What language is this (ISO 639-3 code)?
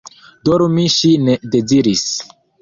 epo